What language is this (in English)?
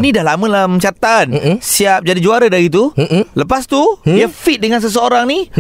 Malay